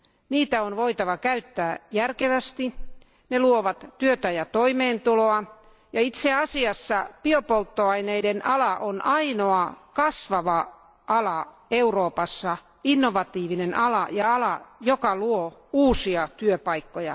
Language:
Finnish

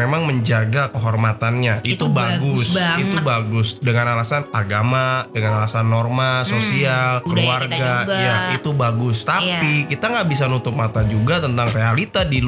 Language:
Indonesian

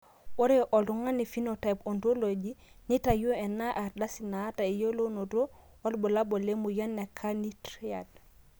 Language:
Masai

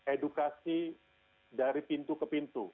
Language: Indonesian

